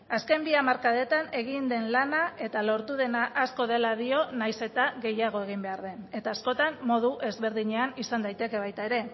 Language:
Basque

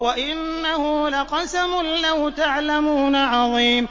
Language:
Arabic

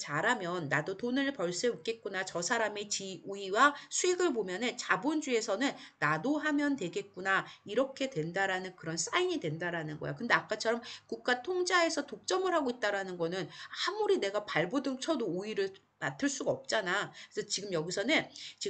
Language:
Korean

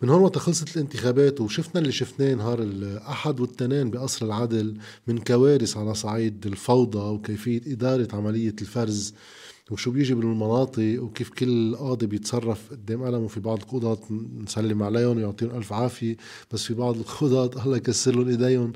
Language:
Arabic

